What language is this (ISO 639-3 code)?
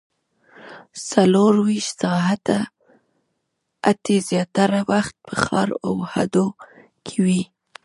pus